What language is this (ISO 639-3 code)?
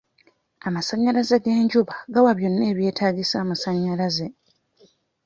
lug